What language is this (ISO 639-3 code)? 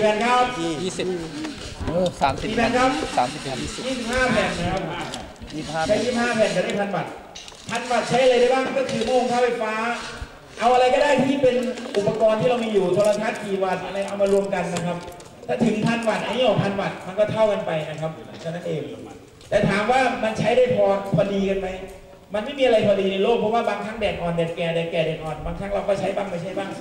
tha